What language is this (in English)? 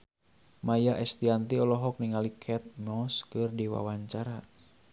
Sundanese